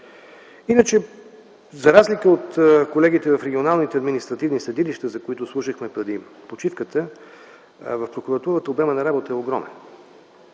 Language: Bulgarian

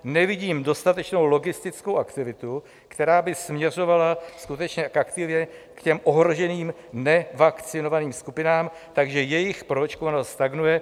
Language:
Czech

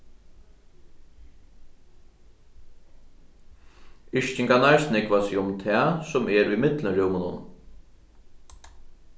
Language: Faroese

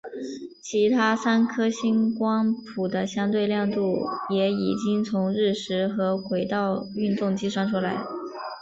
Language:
Chinese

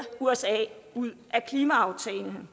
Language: Danish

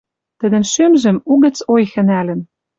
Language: Western Mari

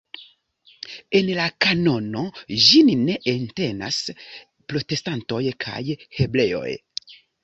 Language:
Esperanto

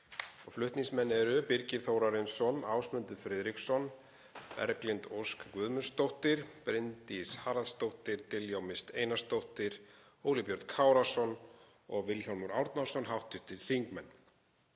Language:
Icelandic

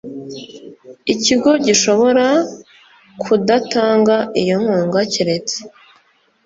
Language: Kinyarwanda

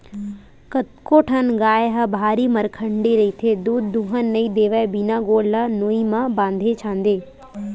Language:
Chhattisgarhi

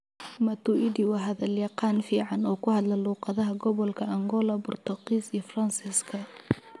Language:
Somali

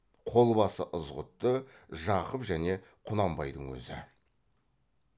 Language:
Kazakh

